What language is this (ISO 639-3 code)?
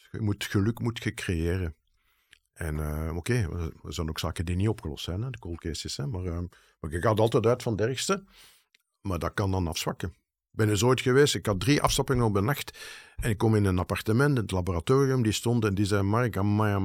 nld